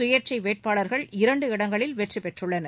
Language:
Tamil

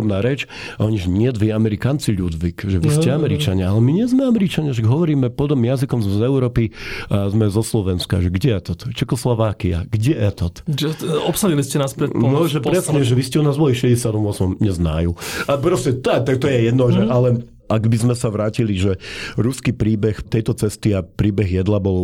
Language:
Slovak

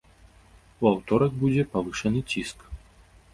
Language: Belarusian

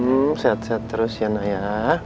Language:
Indonesian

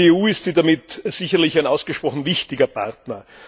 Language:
German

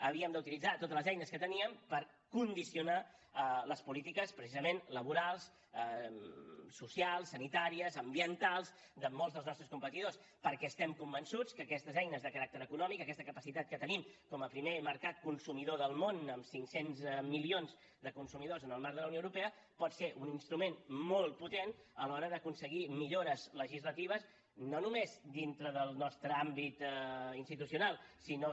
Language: Catalan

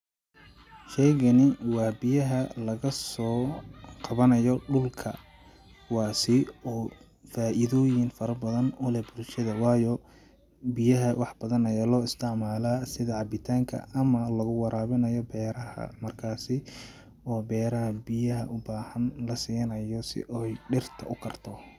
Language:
Somali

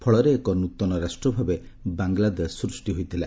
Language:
Odia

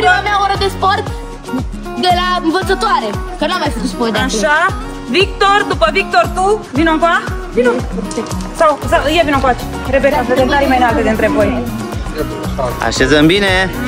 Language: Romanian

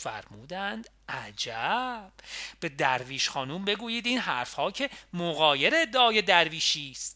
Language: Persian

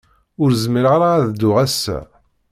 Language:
Kabyle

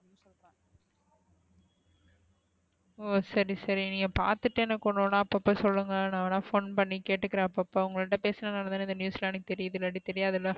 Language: Tamil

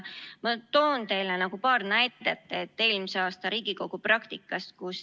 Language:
Estonian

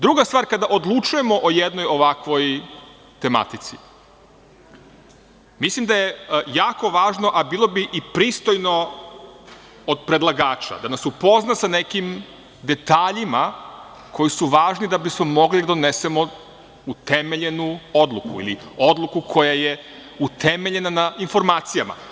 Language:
Serbian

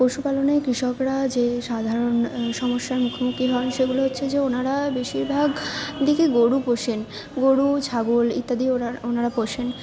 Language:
Bangla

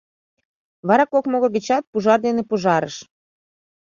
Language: Mari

